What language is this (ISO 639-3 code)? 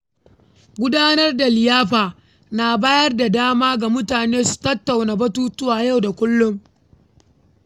hau